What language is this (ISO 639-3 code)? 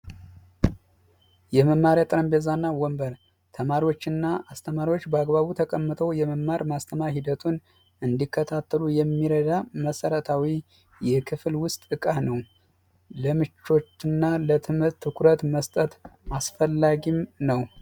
amh